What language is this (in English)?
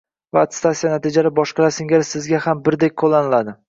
Uzbek